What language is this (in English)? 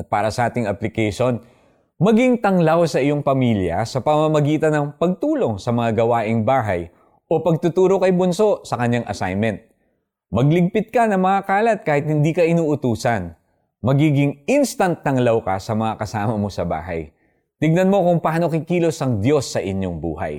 Filipino